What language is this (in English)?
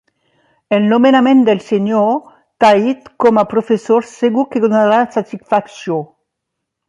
Catalan